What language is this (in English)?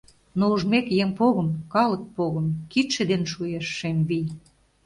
Mari